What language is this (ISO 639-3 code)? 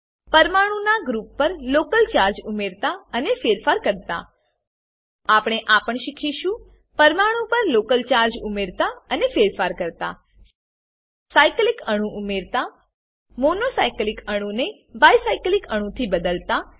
guj